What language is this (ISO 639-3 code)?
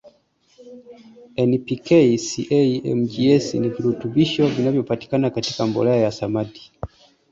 swa